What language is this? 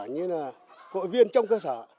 Vietnamese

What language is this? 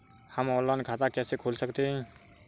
Hindi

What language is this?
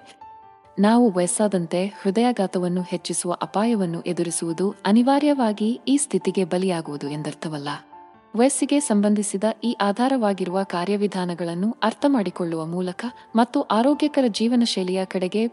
Kannada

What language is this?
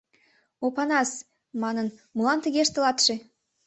Mari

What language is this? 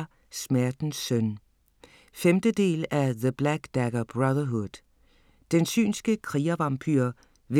Danish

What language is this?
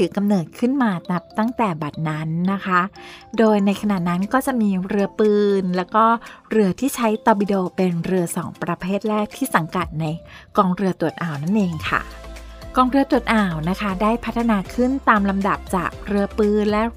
Thai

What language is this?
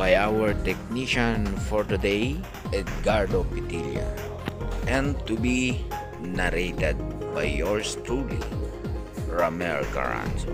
Filipino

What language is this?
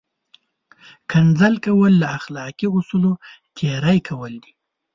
Pashto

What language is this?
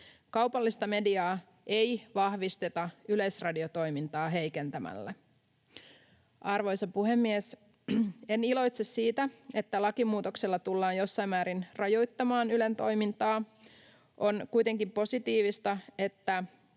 Finnish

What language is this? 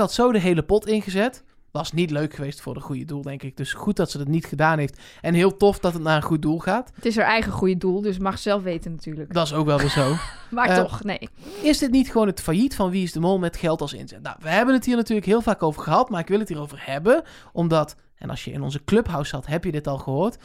Dutch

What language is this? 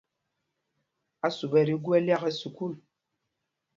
Mpumpong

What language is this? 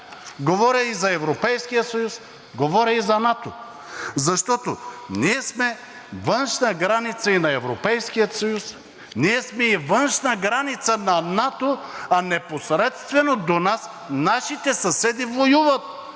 Bulgarian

